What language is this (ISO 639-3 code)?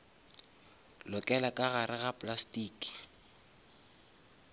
nso